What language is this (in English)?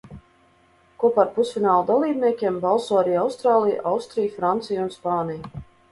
Latvian